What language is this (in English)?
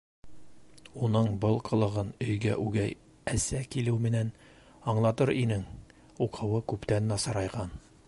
Bashkir